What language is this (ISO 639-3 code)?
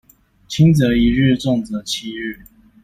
zho